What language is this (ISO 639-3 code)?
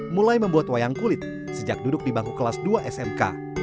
ind